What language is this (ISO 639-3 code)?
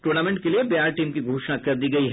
hin